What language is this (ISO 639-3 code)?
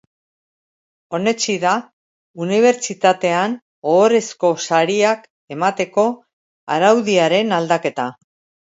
eus